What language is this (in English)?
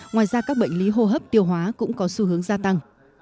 Vietnamese